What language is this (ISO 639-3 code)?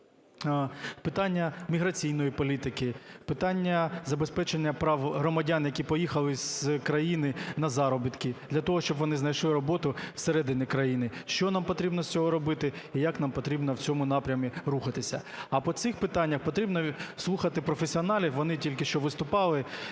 ukr